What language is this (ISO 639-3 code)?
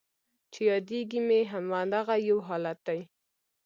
pus